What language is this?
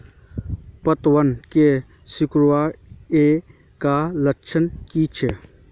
Magahi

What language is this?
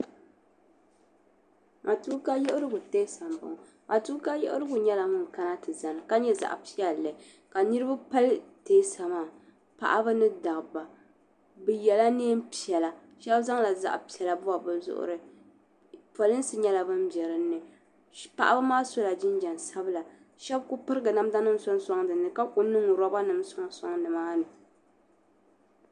Dagbani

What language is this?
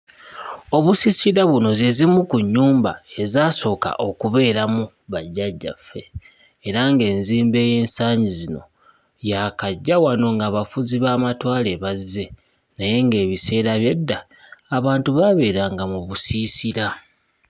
Ganda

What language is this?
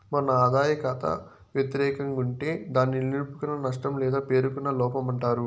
Telugu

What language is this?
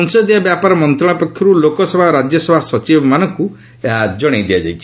Odia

